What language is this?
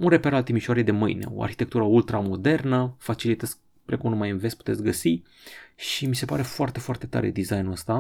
Romanian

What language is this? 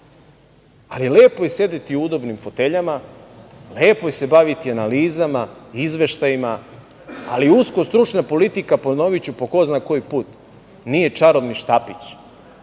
Serbian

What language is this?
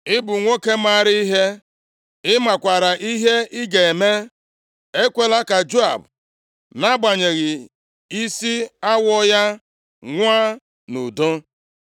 Igbo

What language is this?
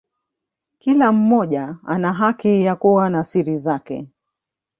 Swahili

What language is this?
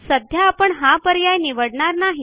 Marathi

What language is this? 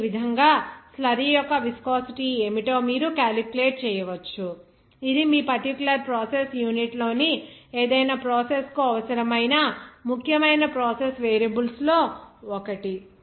Telugu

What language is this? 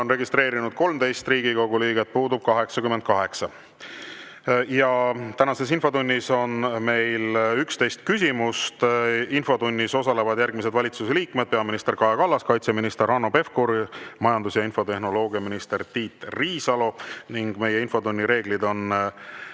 Estonian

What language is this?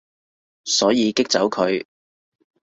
Cantonese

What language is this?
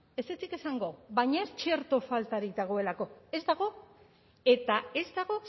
Basque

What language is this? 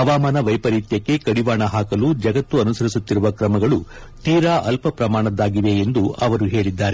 Kannada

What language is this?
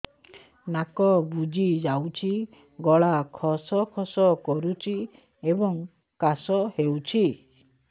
Odia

